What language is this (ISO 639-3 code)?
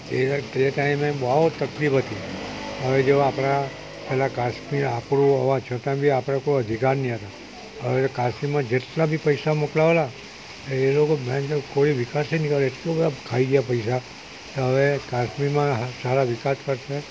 guj